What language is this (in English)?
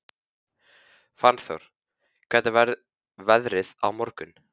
Icelandic